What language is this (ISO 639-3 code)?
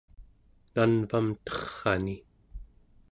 esu